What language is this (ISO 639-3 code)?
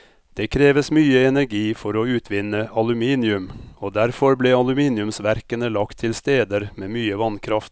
nor